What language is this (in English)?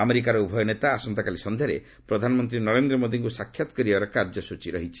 Odia